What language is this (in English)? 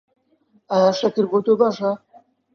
Central Kurdish